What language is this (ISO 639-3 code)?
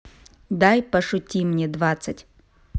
rus